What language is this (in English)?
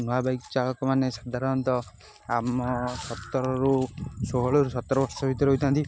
Odia